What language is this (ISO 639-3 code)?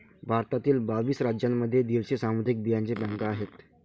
mar